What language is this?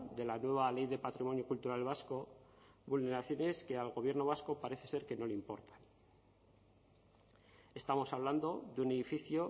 Spanish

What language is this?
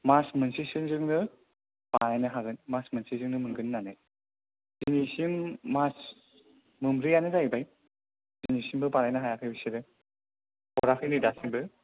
Bodo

